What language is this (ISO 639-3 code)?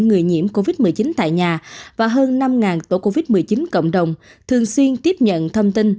vie